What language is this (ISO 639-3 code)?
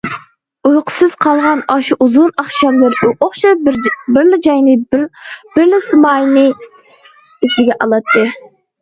uig